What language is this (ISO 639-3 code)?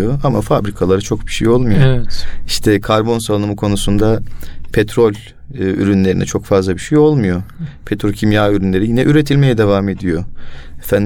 tur